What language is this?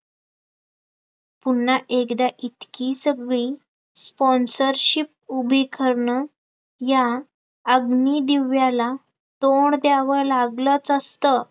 Marathi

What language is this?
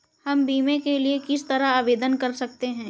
Hindi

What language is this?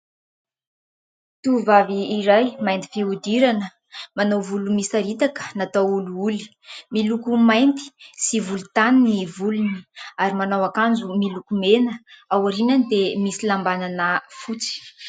Malagasy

